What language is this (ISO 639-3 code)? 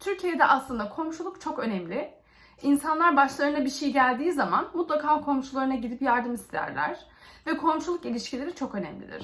tur